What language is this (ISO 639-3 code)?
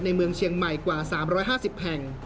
tha